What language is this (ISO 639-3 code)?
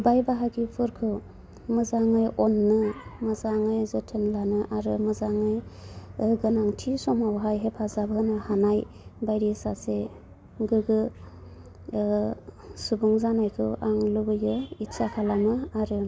brx